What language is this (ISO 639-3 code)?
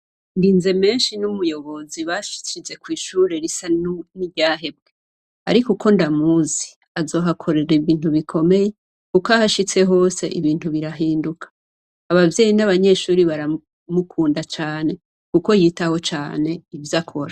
run